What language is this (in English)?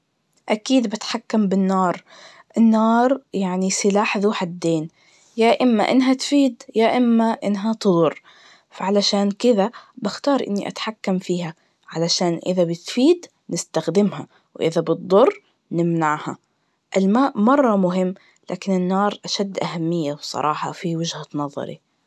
Najdi Arabic